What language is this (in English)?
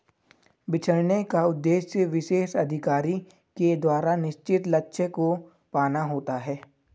Hindi